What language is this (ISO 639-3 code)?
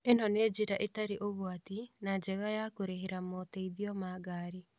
kik